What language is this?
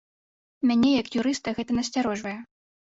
Belarusian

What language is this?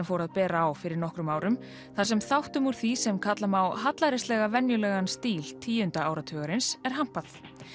Icelandic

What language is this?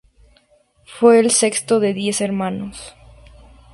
Spanish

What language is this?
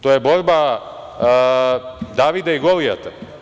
Serbian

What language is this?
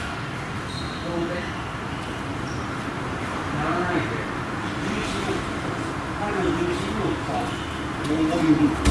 Japanese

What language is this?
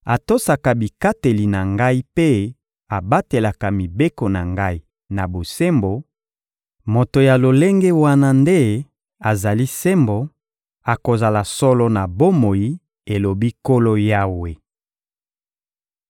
Lingala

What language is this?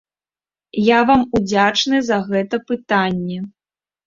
Belarusian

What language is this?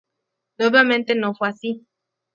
Spanish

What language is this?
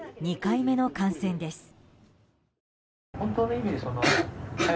Japanese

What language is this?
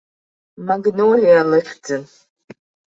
Abkhazian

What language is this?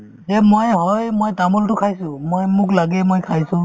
Assamese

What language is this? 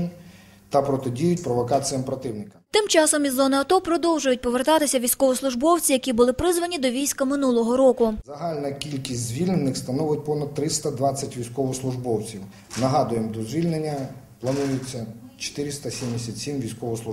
Ukrainian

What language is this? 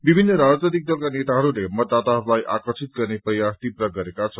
Nepali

